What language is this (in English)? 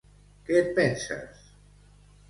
Catalan